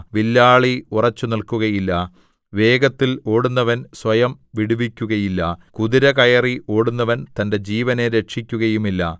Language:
Malayalam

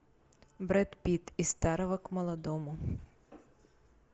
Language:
Russian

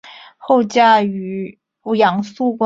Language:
Chinese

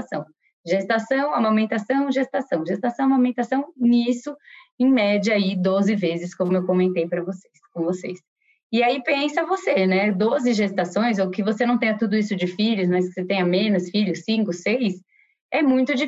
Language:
Portuguese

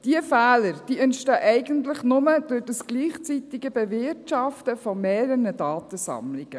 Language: Swiss German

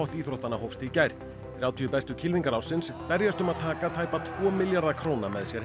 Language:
Icelandic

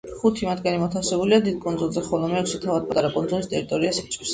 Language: Georgian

